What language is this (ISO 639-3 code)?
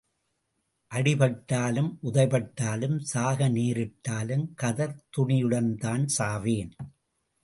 tam